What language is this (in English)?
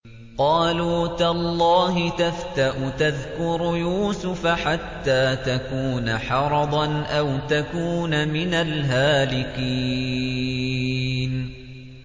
Arabic